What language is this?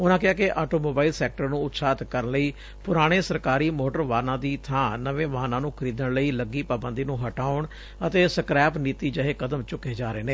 Punjabi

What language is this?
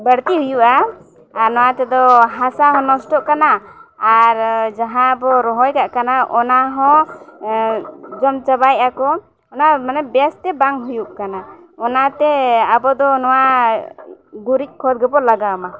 Santali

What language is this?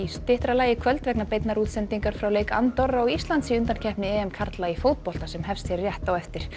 Icelandic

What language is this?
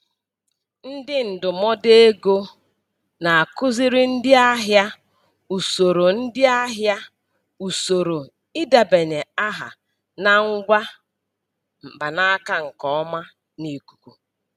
Igbo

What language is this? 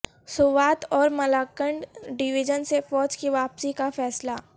Urdu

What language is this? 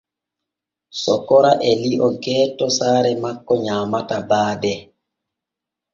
Borgu Fulfulde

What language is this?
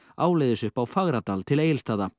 Icelandic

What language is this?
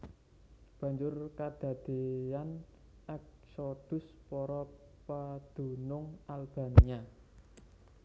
Javanese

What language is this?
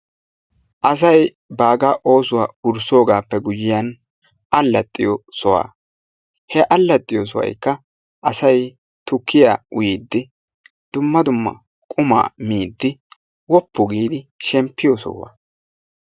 Wolaytta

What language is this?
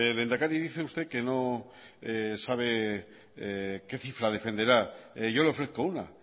Spanish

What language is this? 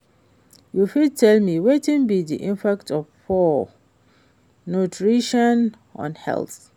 Nigerian Pidgin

